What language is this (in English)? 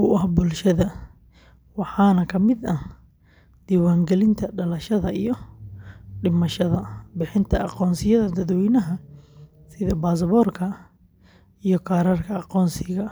Somali